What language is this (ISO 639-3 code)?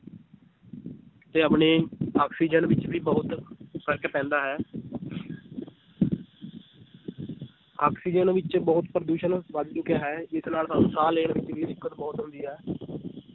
pan